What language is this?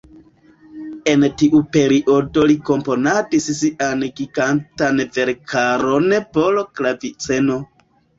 Esperanto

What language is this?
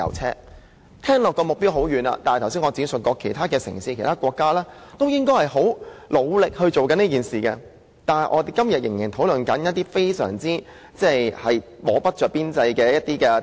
Cantonese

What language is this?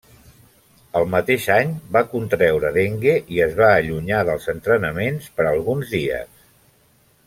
Catalan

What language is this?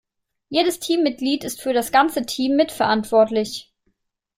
German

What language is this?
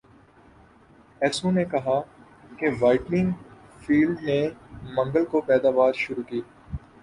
Urdu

